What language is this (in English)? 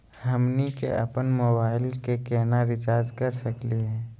Magahi